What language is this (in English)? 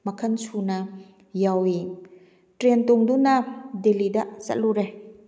Manipuri